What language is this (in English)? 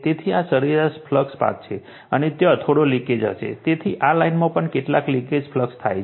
Gujarati